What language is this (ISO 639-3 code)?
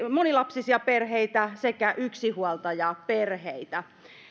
fin